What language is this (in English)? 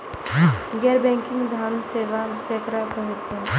Maithili